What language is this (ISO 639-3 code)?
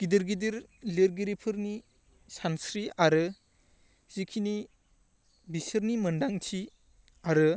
brx